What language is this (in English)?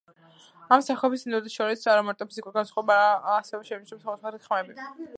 Georgian